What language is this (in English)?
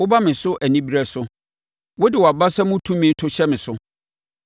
Akan